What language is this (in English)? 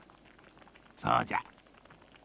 Japanese